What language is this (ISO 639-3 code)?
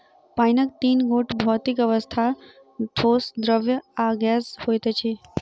mai